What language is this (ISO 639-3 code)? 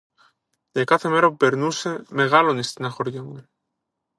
ell